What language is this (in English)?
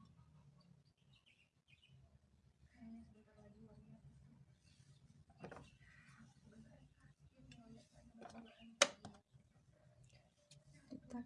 Indonesian